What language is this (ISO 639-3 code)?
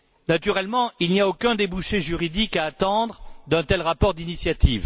fra